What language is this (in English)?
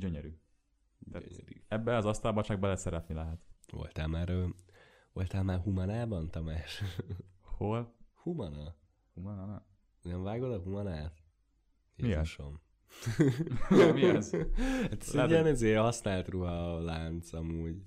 Hungarian